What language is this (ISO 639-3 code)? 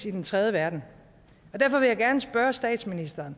dan